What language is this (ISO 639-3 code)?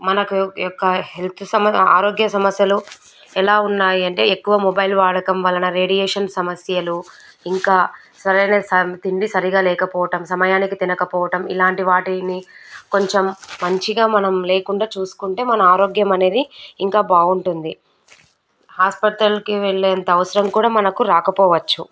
tel